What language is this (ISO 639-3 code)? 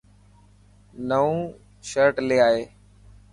mki